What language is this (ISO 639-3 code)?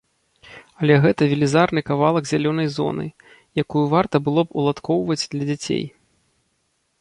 bel